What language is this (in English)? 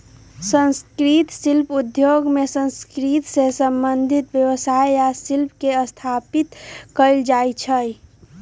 Magahi